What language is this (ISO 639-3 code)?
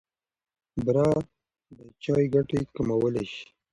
pus